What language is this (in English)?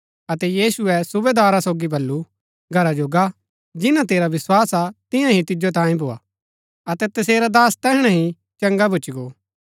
Gaddi